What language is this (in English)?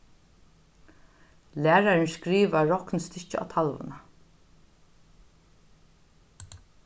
Faroese